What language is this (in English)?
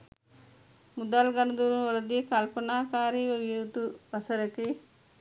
Sinhala